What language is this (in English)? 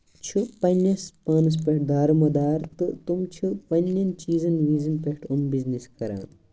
Kashmiri